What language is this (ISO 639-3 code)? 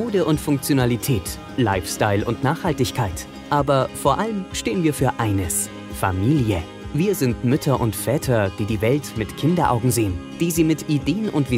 deu